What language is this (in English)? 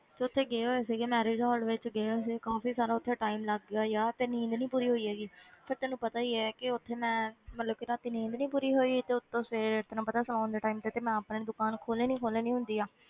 Punjabi